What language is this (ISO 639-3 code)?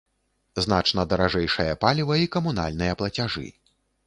bel